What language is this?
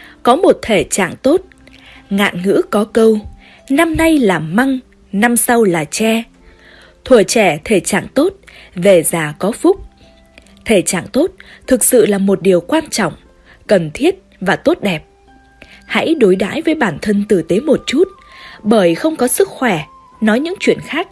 Vietnamese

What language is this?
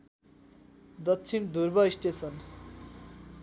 Nepali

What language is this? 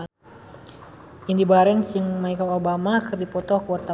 Sundanese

